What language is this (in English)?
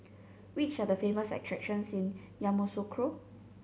English